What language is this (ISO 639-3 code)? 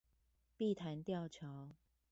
zho